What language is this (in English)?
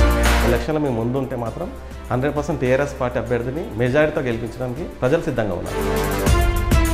Hindi